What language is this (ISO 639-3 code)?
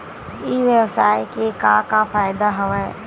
hne